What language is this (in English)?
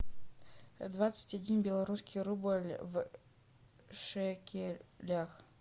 Russian